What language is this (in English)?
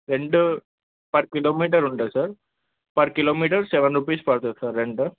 Telugu